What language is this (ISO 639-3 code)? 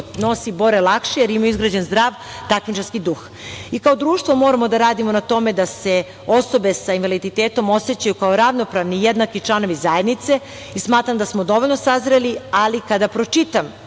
srp